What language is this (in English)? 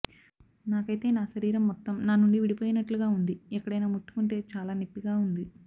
Telugu